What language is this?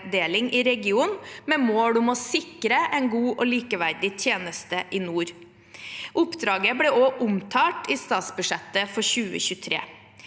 Norwegian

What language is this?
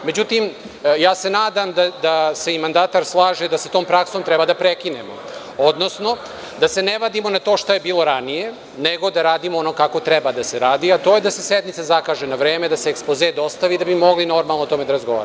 Serbian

